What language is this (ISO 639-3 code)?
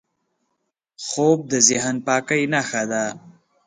pus